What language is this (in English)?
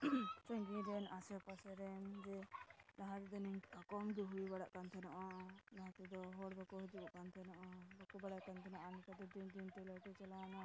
Santali